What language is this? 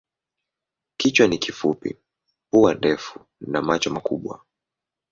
Swahili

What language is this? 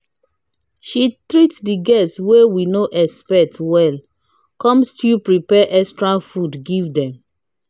Nigerian Pidgin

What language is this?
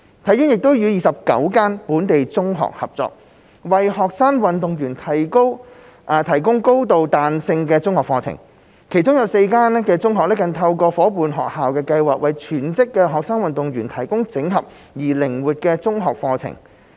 Cantonese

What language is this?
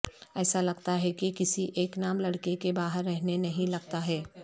Urdu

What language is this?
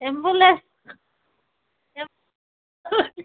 Hindi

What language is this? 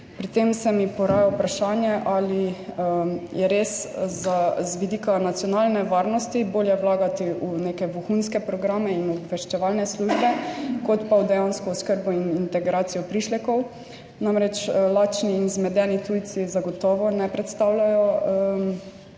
Slovenian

